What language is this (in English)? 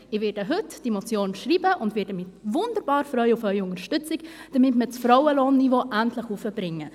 Swiss German